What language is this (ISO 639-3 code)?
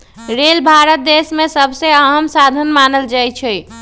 mag